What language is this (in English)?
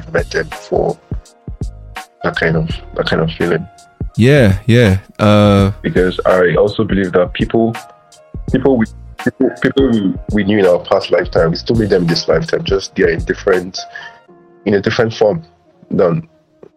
English